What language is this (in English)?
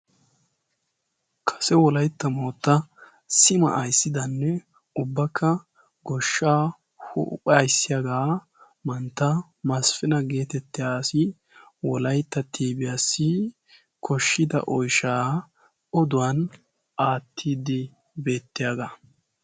Wolaytta